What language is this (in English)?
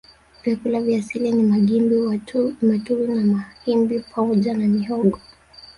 Swahili